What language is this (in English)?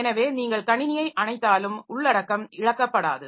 Tamil